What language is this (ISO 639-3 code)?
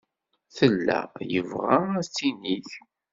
kab